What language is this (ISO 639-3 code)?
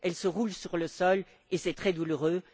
fra